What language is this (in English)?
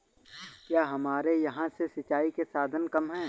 Hindi